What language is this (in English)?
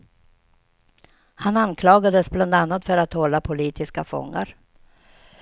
Swedish